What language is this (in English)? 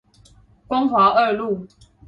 Chinese